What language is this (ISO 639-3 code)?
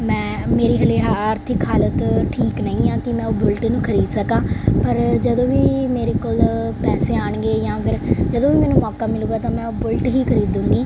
pan